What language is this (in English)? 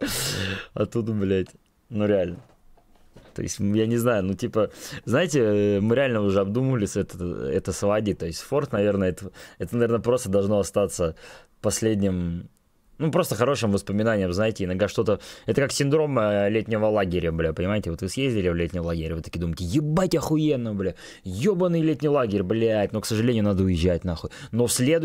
Russian